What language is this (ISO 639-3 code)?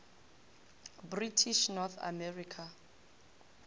nso